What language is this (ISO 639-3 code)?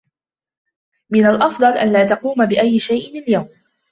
ara